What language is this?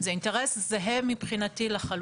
Hebrew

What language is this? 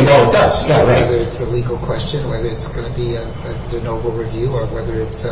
English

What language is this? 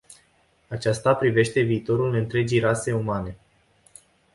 Romanian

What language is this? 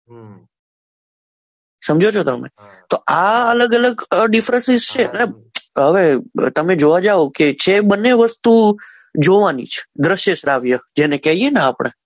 Gujarati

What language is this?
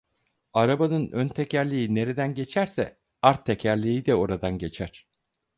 Turkish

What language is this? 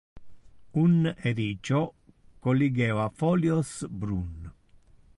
Interlingua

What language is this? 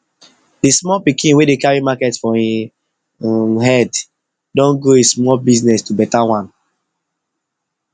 Nigerian Pidgin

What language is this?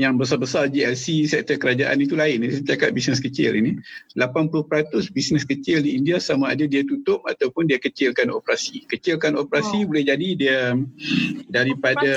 Malay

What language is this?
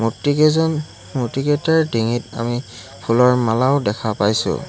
Assamese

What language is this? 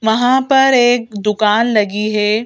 Hindi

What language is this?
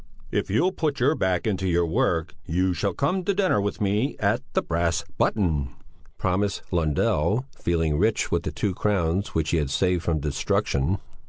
English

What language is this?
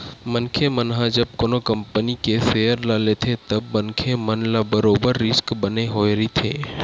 Chhattisgarhi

